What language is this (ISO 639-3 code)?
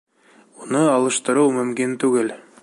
bak